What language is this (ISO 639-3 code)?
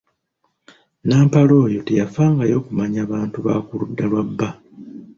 lug